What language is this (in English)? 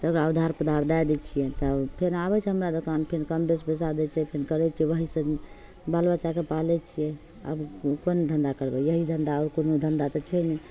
Maithili